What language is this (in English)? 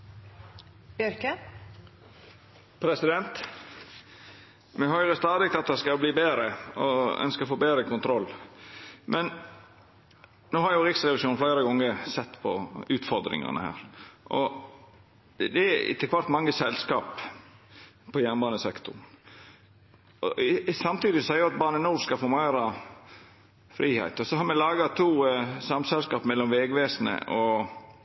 Norwegian Nynorsk